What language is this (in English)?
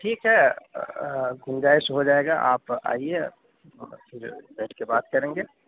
Urdu